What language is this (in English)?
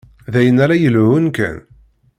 Kabyle